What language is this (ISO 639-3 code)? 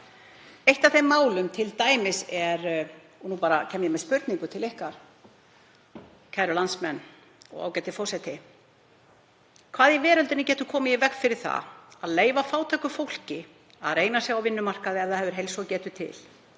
isl